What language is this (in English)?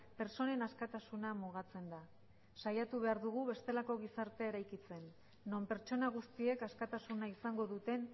Basque